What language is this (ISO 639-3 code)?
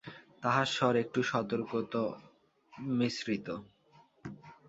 ben